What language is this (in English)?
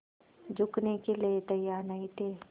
Hindi